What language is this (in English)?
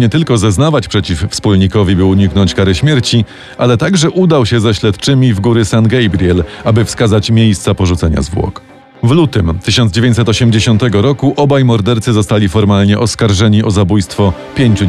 Polish